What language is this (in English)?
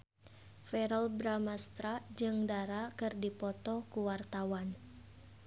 Sundanese